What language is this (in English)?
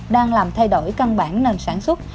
Vietnamese